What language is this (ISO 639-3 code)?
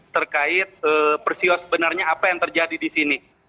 ind